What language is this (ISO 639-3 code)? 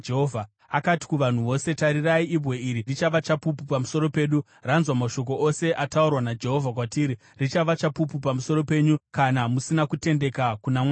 sna